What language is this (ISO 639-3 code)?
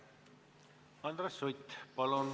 est